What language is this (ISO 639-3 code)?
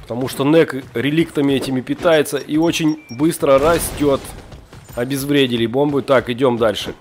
rus